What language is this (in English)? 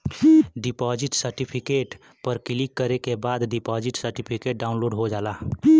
Bhojpuri